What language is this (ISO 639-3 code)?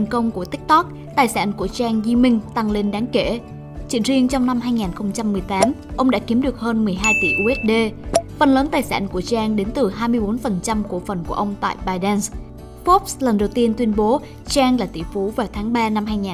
vie